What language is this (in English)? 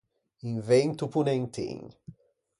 Ligurian